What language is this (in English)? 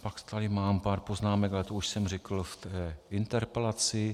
Czech